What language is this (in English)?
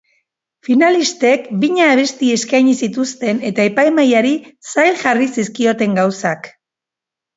Basque